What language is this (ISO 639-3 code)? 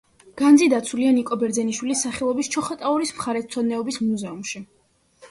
kat